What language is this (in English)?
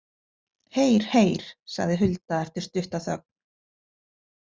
Icelandic